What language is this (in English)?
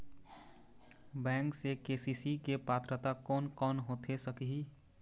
Chhattisgarhi